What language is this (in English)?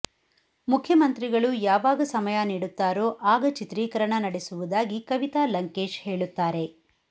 Kannada